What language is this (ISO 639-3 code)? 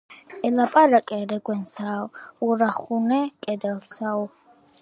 kat